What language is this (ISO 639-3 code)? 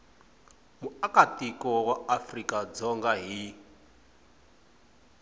tso